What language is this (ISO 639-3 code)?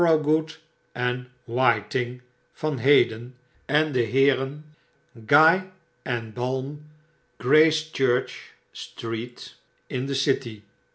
nld